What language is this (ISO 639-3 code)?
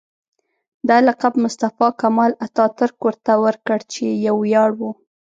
pus